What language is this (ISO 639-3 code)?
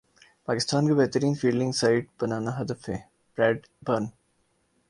urd